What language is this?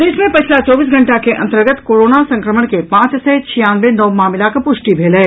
Maithili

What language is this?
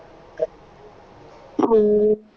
Punjabi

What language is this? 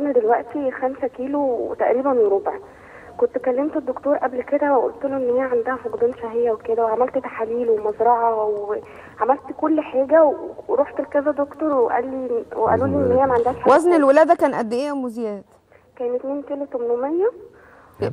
Arabic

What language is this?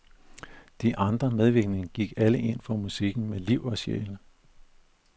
Danish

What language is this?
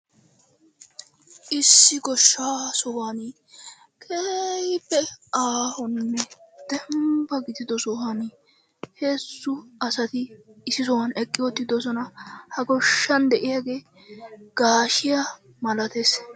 Wolaytta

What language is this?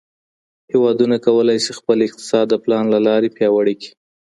Pashto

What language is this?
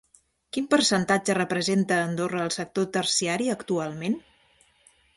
Catalan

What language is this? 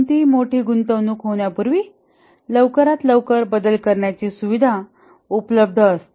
Marathi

